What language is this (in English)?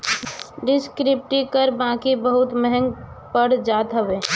Bhojpuri